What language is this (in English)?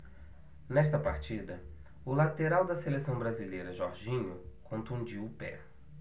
Portuguese